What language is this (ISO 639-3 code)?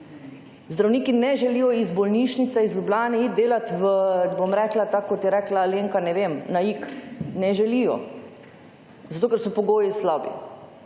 slv